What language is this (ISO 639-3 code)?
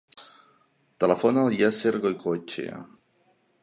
cat